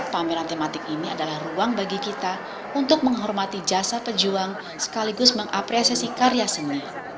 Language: Indonesian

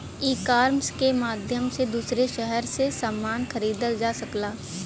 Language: Bhojpuri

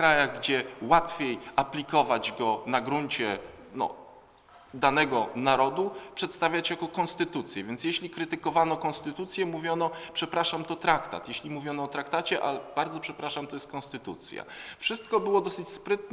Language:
Polish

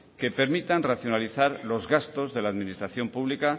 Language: Spanish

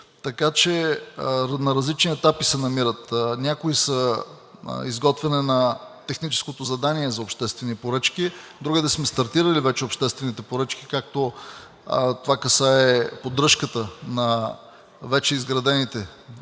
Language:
Bulgarian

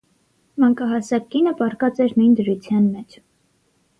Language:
Armenian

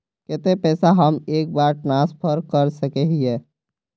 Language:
Magahi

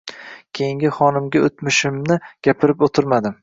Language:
Uzbek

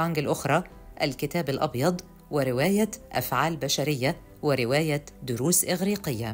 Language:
Arabic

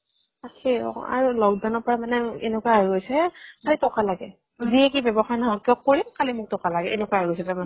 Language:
Assamese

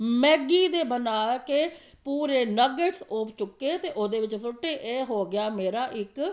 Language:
Punjabi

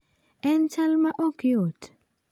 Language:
Luo (Kenya and Tanzania)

